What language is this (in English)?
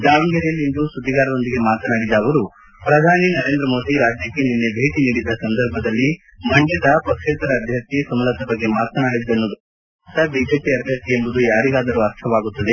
Kannada